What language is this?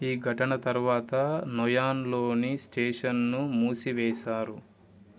Telugu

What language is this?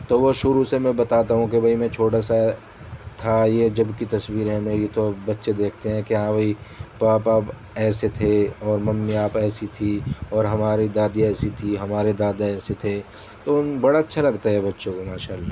Urdu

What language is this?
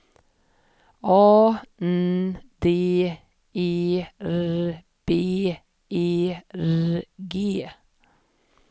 Swedish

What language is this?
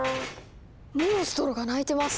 Japanese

